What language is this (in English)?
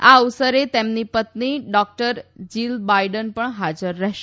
Gujarati